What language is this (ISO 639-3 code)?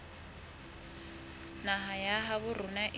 sot